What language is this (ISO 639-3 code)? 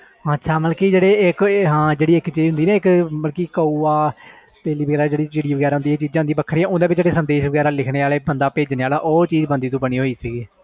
pan